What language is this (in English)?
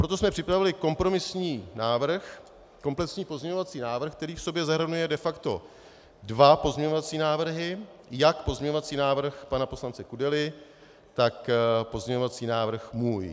Czech